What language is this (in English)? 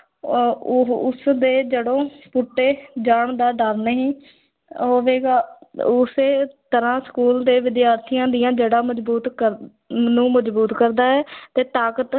Punjabi